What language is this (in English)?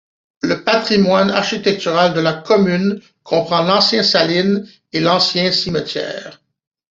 French